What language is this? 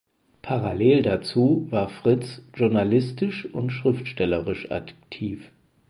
German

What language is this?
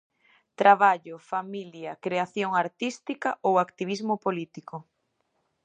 Galician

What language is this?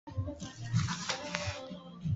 Swahili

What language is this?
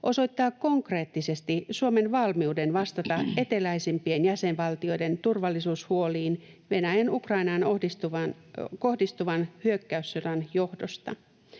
Finnish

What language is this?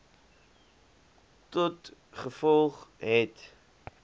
Afrikaans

